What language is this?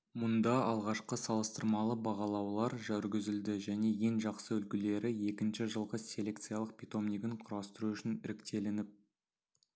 Kazakh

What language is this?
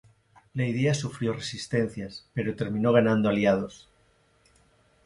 Spanish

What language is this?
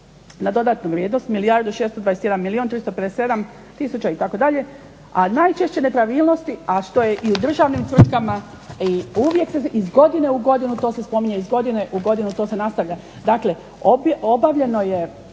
Croatian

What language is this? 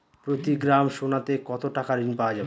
Bangla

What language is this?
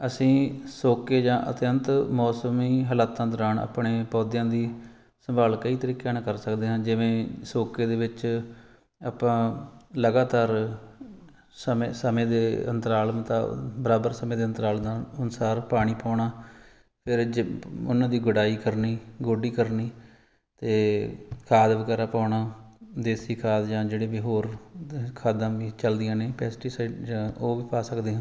Punjabi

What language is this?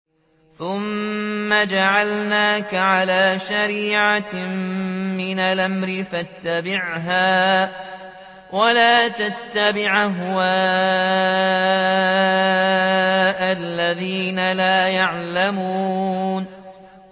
Arabic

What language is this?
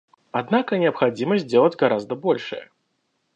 Russian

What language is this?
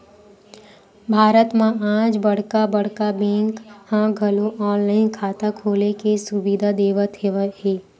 Chhattisgarhi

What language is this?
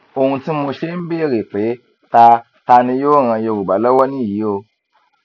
Yoruba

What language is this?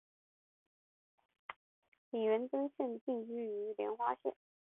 Chinese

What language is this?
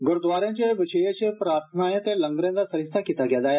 Dogri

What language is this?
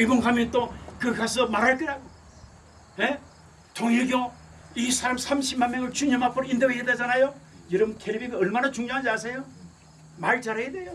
Korean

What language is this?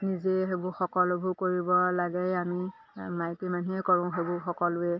Assamese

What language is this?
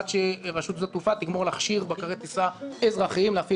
Hebrew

